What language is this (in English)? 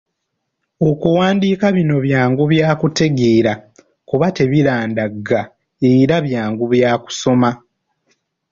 Ganda